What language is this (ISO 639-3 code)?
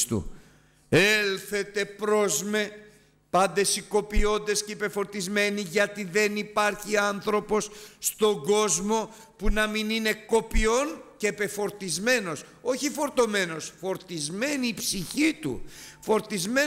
ell